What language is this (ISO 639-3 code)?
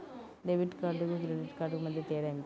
tel